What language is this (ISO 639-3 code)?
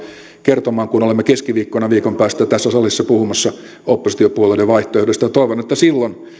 fin